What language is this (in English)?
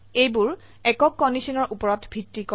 Assamese